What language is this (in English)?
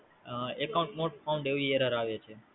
Gujarati